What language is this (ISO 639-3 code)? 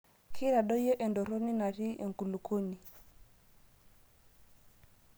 mas